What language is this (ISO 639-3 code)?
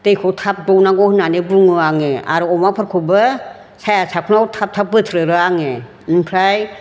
brx